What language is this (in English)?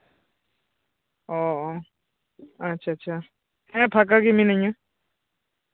Santali